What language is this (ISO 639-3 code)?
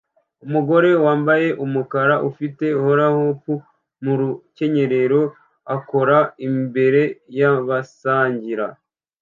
kin